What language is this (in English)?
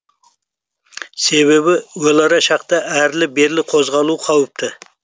Kazakh